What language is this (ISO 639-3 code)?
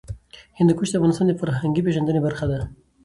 pus